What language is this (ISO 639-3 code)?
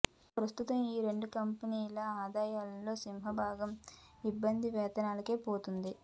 tel